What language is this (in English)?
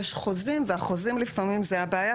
Hebrew